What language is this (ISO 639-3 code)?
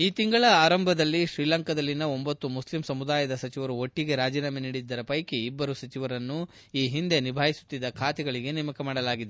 kan